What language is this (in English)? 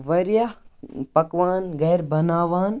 Kashmiri